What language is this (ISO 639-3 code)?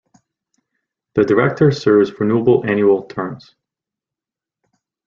eng